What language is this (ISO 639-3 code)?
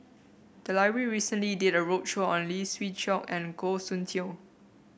eng